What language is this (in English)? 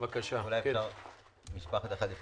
Hebrew